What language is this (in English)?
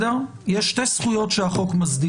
Hebrew